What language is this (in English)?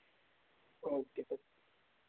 Dogri